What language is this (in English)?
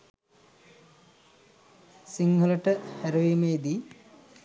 Sinhala